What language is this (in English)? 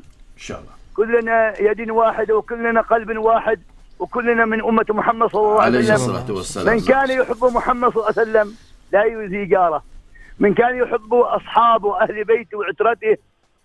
Arabic